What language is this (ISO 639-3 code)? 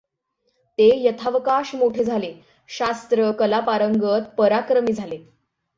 mar